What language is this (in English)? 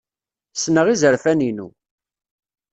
Kabyle